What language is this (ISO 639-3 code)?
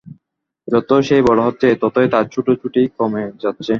ben